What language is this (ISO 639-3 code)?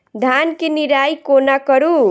mai